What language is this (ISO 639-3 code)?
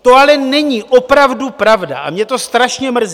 ces